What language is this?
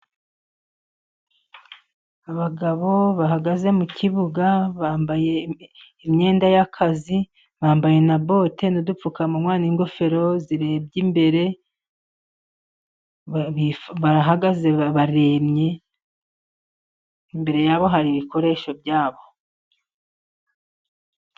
Kinyarwanda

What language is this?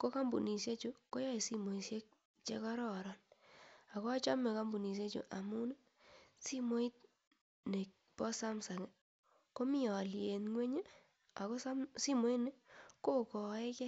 Kalenjin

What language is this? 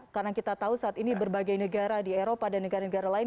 Indonesian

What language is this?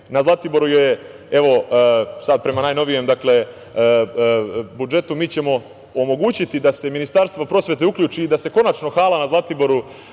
Serbian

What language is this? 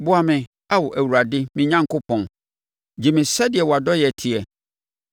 Akan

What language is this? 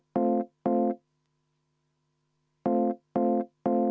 Estonian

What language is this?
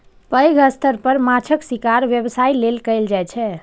Maithili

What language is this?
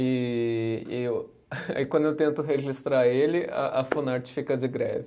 Portuguese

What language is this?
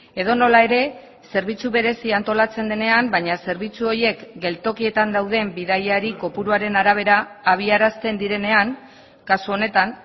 Basque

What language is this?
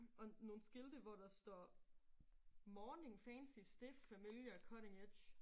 Danish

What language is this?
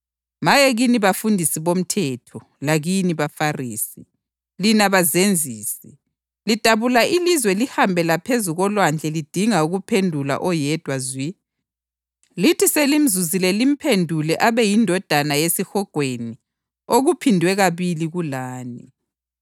North Ndebele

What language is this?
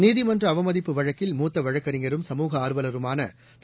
Tamil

